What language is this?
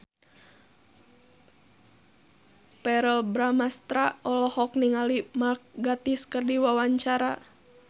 Sundanese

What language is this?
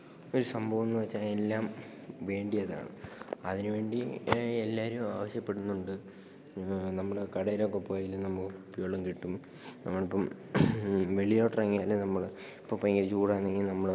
Malayalam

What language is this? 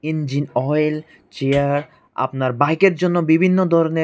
Bangla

